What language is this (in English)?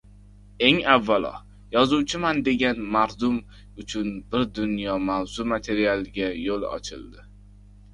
Uzbek